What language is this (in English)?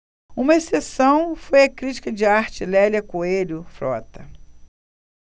Portuguese